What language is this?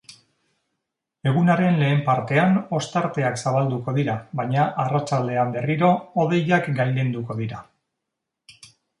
Basque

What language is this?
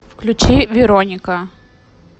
Russian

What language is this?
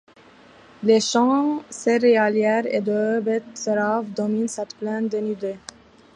French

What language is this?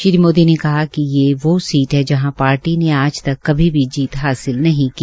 Hindi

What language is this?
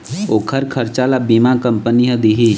Chhattisgarhi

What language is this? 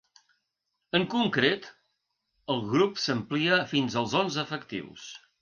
Catalan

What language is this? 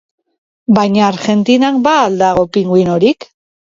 Basque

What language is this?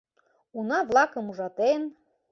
Mari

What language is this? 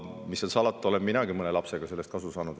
Estonian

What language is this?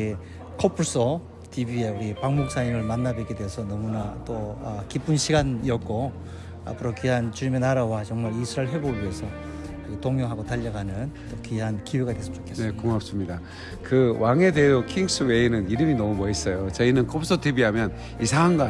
Korean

